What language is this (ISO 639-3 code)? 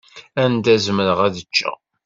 kab